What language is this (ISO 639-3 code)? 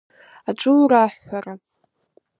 abk